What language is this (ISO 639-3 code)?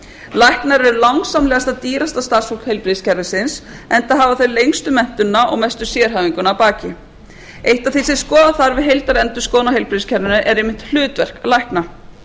isl